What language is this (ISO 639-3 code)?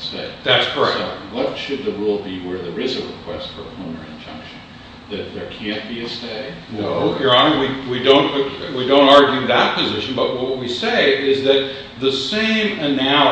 eng